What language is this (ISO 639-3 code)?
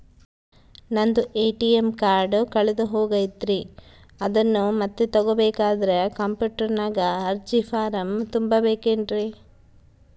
kan